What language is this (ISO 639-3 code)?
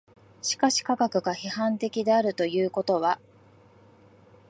jpn